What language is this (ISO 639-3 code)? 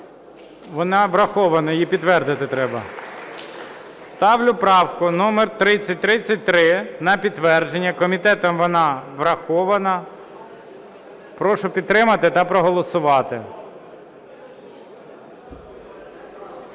ukr